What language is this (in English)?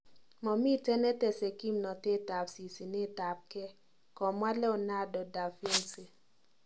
Kalenjin